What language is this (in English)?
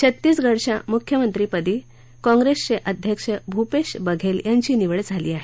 Marathi